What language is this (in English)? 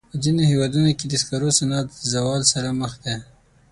Pashto